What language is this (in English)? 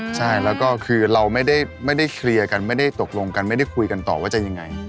Thai